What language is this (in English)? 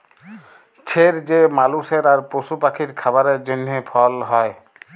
Bangla